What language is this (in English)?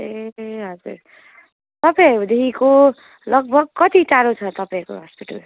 Nepali